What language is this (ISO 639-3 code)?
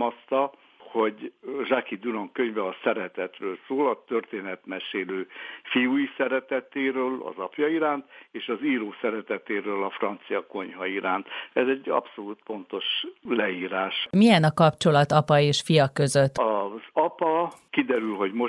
hun